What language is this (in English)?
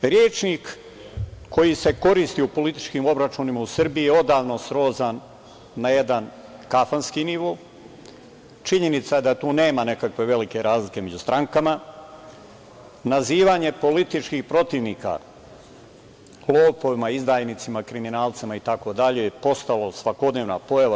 Serbian